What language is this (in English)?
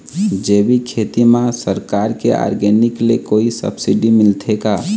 Chhattisgarhi